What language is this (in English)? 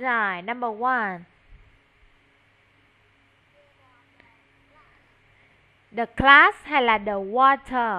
Vietnamese